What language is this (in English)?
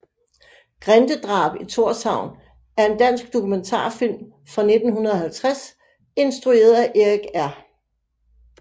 Danish